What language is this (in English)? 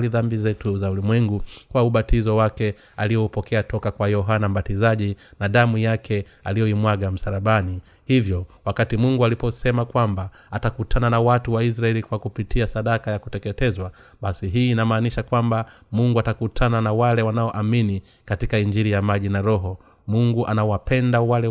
Swahili